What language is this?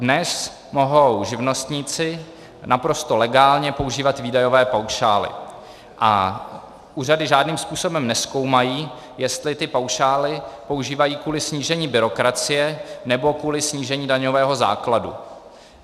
Czech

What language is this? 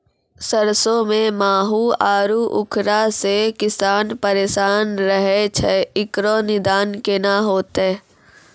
Maithili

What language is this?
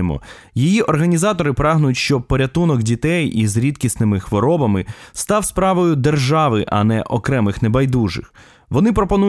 Ukrainian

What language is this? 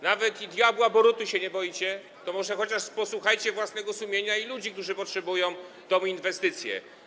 Polish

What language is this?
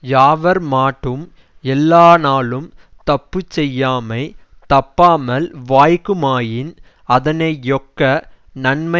Tamil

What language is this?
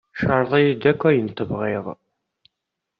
Kabyle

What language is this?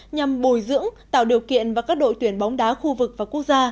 Vietnamese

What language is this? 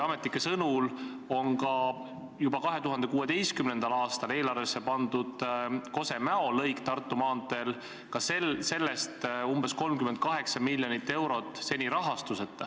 Estonian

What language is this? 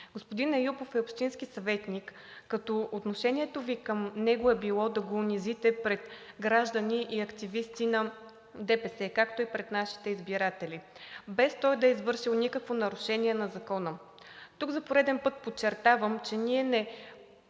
Bulgarian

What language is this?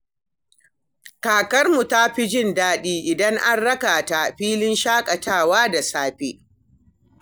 Hausa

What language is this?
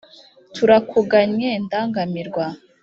Kinyarwanda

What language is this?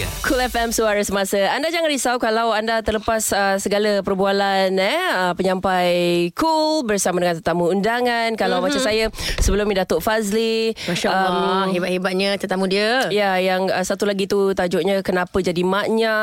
Malay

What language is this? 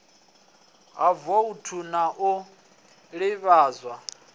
Venda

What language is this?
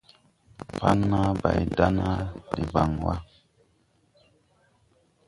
Tupuri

